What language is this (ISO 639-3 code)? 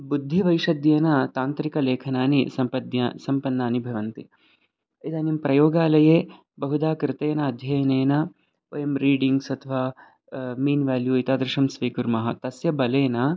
san